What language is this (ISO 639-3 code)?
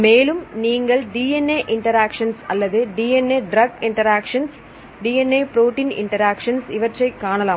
tam